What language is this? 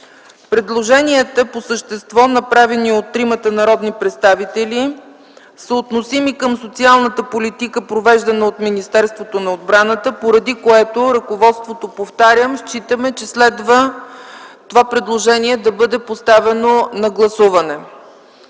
Bulgarian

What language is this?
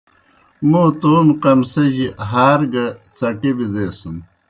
Kohistani Shina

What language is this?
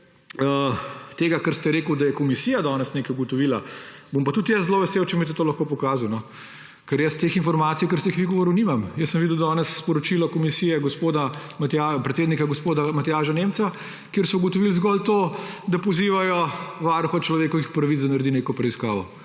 Slovenian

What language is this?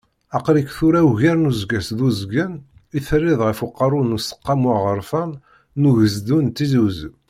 Kabyle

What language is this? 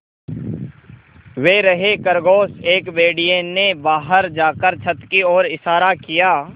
Hindi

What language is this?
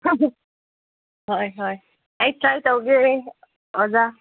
Manipuri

